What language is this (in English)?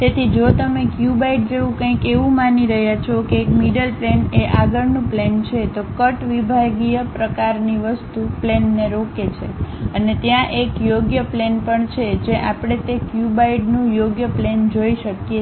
Gujarati